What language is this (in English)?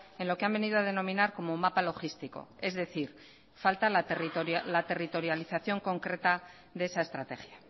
Spanish